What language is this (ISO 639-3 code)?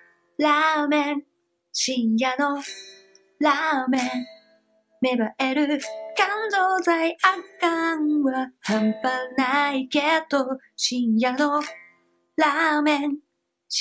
jpn